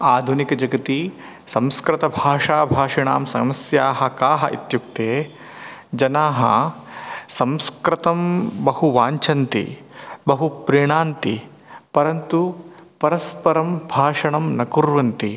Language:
Sanskrit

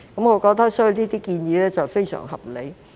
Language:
Cantonese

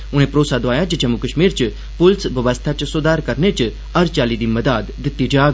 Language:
Dogri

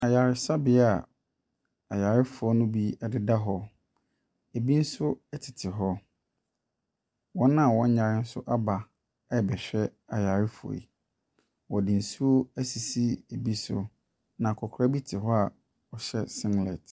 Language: Akan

